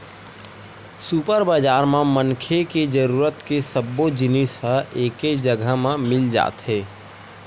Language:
Chhattisgarhi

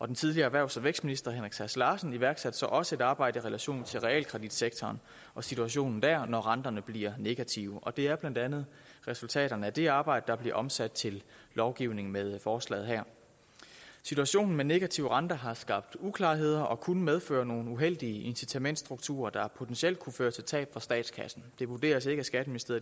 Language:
Danish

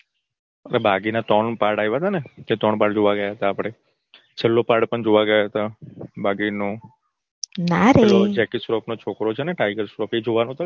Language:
Gujarati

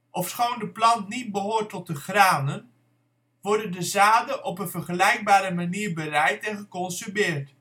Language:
Dutch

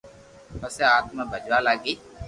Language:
Loarki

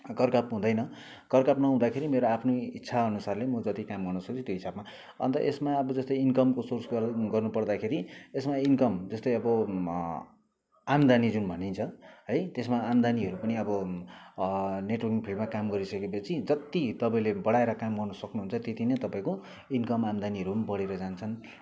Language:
Nepali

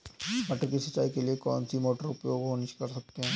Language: Hindi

